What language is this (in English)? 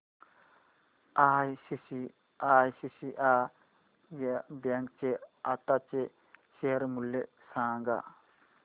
Marathi